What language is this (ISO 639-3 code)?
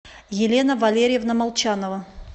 rus